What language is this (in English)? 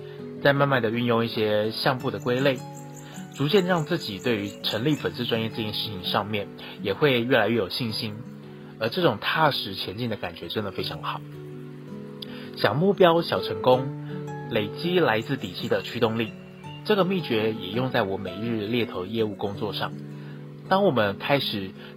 Chinese